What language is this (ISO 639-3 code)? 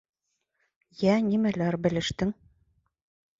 bak